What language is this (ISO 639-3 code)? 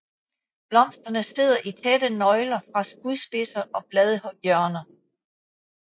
dan